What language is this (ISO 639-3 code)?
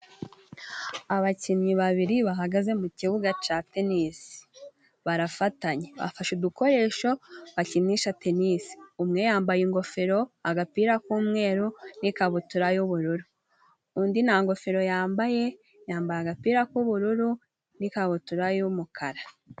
kin